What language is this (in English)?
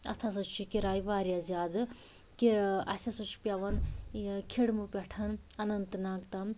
Kashmiri